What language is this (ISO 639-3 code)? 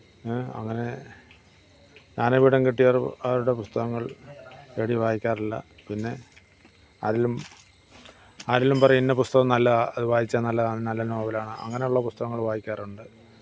mal